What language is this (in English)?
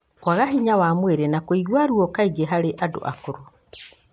Kikuyu